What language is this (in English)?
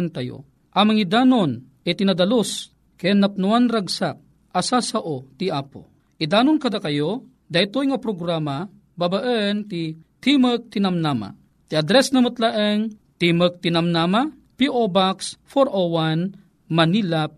Filipino